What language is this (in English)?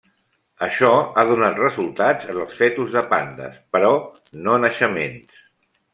Catalan